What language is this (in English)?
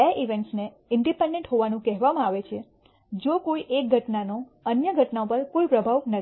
Gujarati